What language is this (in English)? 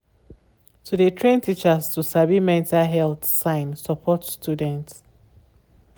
Nigerian Pidgin